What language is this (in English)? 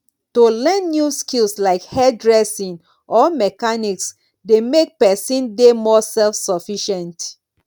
Nigerian Pidgin